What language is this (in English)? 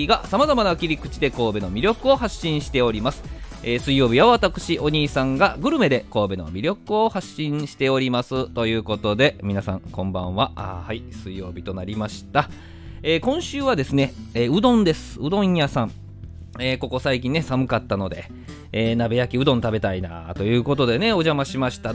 Japanese